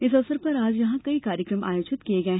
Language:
Hindi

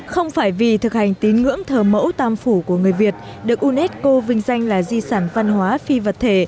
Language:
Vietnamese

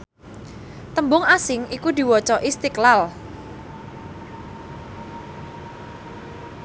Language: Javanese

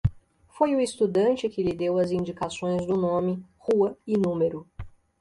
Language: Portuguese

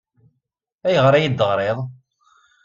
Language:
Kabyle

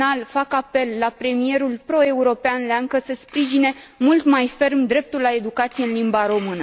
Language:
Romanian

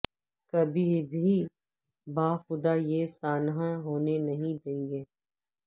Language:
Urdu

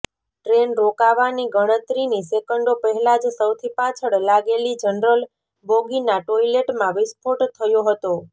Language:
Gujarati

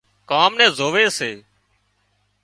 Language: Wadiyara Koli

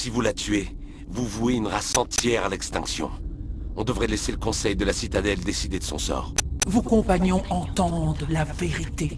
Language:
French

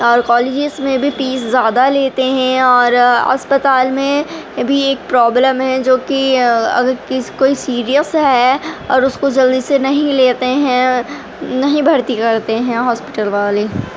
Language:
Urdu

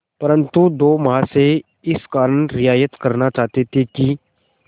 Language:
Hindi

